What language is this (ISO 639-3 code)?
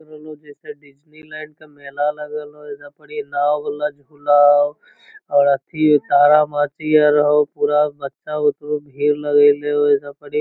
mag